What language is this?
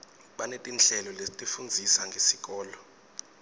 Swati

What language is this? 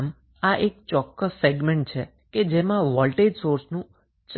Gujarati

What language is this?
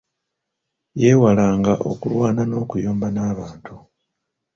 Ganda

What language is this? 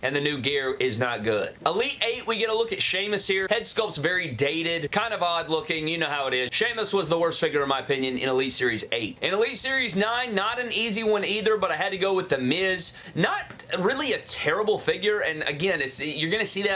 English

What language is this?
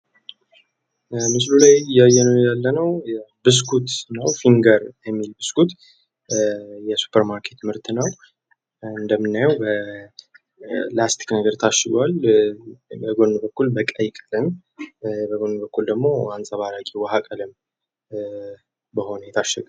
Amharic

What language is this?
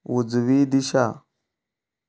Konkani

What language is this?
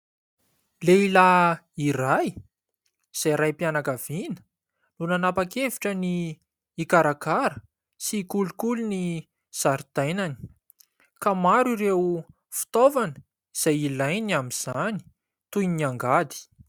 Malagasy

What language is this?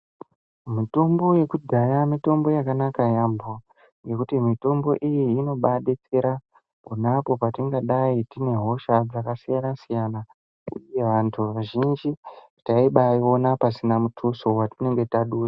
Ndau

